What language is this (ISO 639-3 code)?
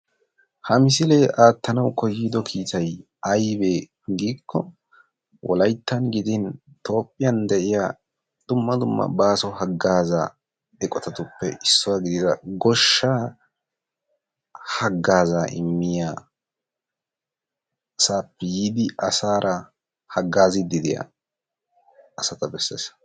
wal